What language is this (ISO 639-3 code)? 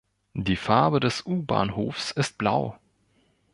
deu